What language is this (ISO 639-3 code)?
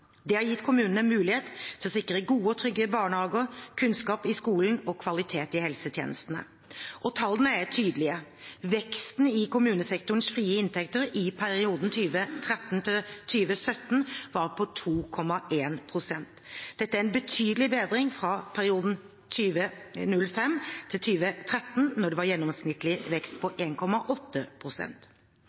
nob